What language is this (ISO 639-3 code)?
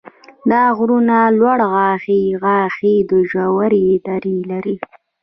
pus